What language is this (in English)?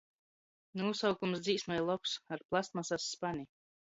Latgalian